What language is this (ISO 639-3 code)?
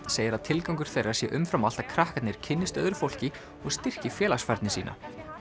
isl